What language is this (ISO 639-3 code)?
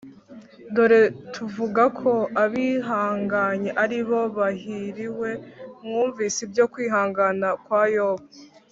kin